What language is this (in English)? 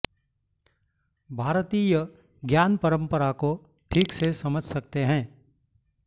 Sanskrit